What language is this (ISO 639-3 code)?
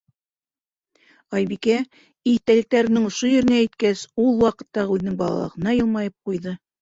bak